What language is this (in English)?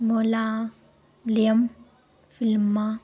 Punjabi